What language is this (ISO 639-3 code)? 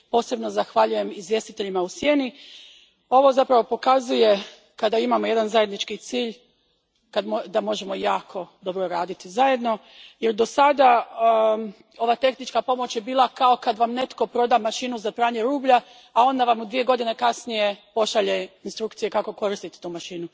hrv